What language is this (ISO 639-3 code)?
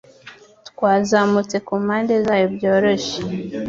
kin